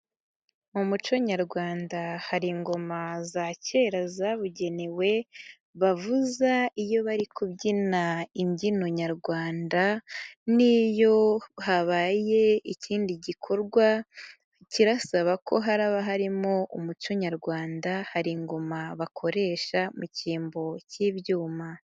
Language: Kinyarwanda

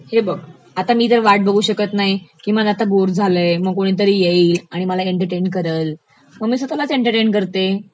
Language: Marathi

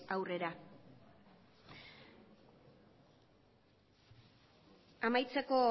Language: Basque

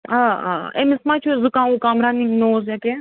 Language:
Kashmiri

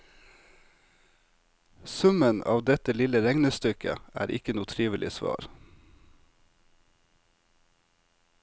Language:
Norwegian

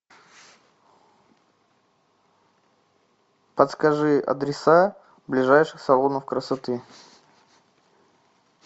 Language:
Russian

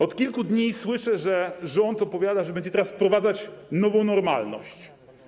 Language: Polish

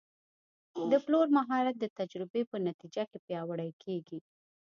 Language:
Pashto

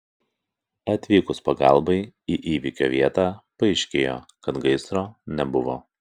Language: Lithuanian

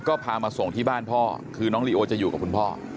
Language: Thai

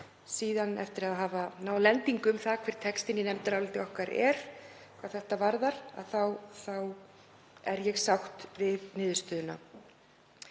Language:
Icelandic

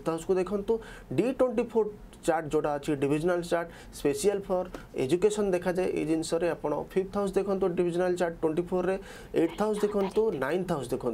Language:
Japanese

